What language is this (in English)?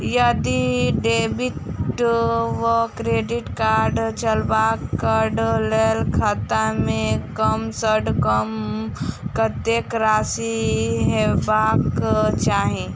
Maithili